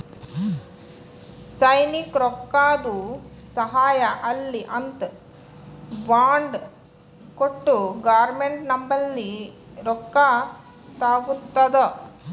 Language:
Kannada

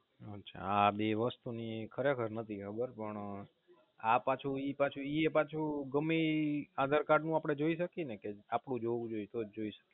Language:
Gujarati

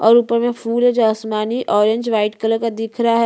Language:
Hindi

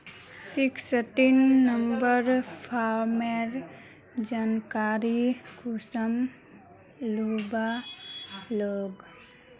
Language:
Magahi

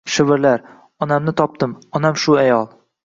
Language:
Uzbek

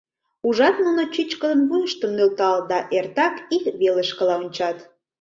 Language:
Mari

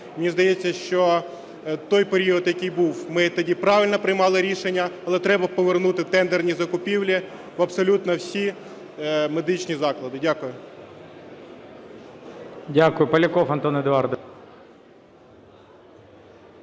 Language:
Ukrainian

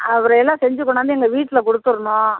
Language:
Tamil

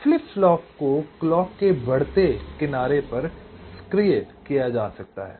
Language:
Hindi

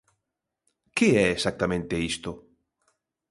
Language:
Galician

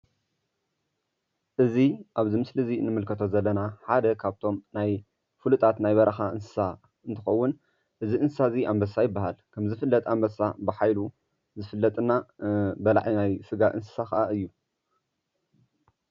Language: Tigrinya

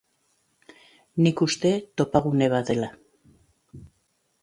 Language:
Basque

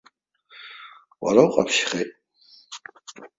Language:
Abkhazian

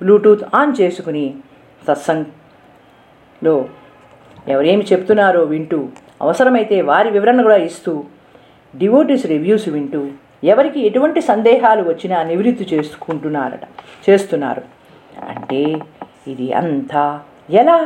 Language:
Telugu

